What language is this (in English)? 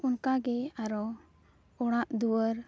Santali